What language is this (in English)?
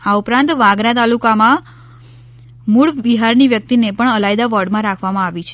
Gujarati